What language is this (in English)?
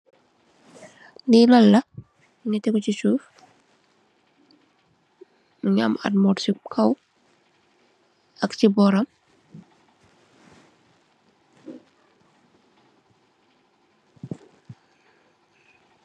Wolof